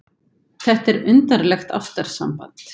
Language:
Icelandic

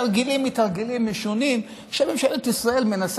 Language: Hebrew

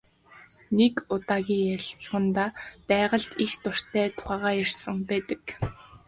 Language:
Mongolian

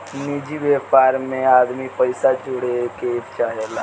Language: Bhojpuri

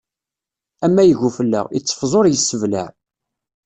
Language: Kabyle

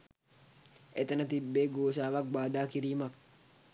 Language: Sinhala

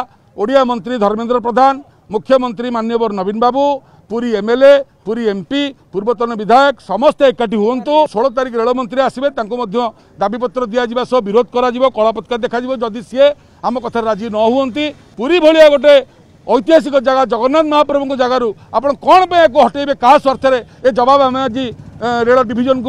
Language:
Hindi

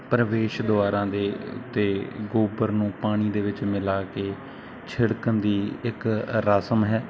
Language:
Punjabi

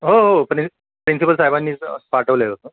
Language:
Marathi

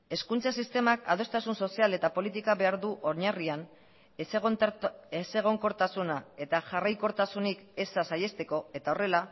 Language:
Basque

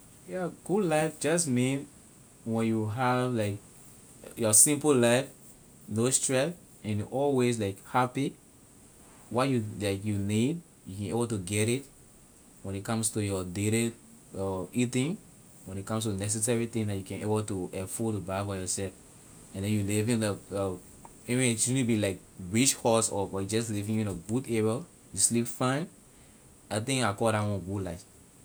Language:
Liberian English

